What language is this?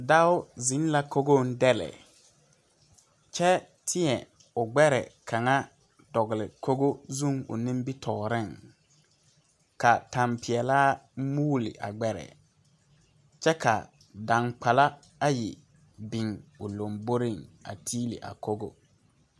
Southern Dagaare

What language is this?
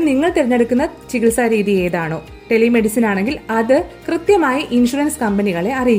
Malayalam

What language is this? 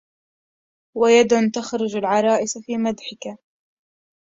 Arabic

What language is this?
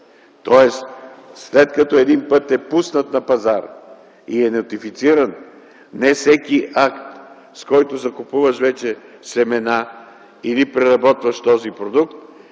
Bulgarian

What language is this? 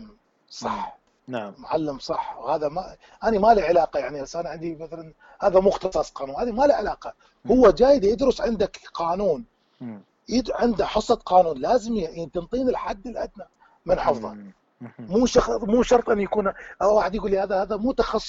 Arabic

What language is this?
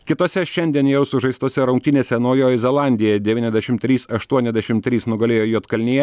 Lithuanian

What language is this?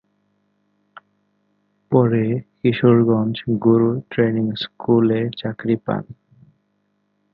Bangla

